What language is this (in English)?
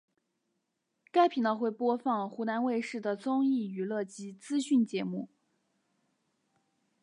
Chinese